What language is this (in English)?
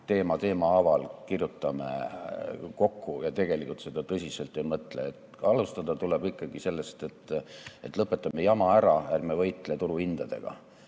Estonian